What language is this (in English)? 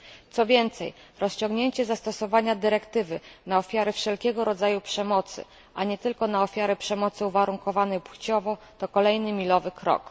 Polish